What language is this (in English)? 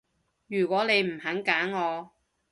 Cantonese